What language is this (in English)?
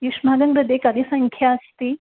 Sanskrit